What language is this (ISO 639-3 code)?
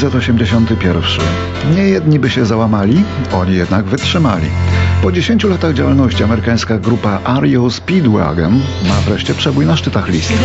pol